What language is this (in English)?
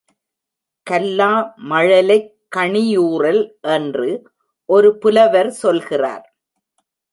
Tamil